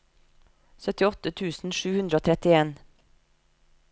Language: Norwegian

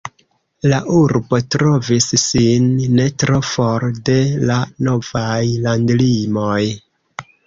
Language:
Esperanto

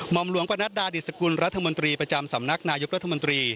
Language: Thai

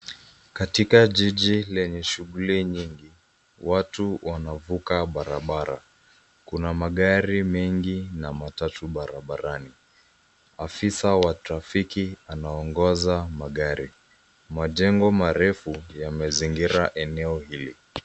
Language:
Swahili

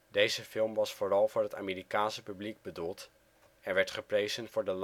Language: Dutch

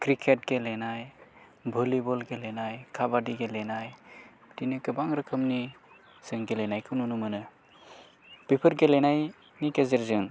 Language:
Bodo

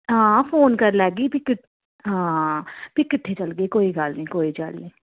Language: Dogri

